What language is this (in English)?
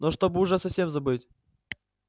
Russian